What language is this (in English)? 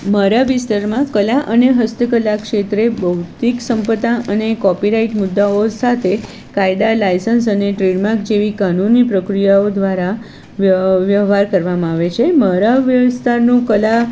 Gujarati